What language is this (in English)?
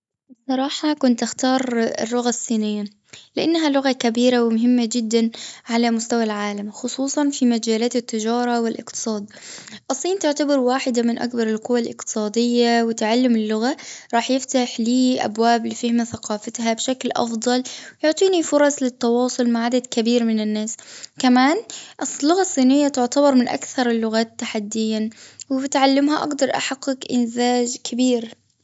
Gulf Arabic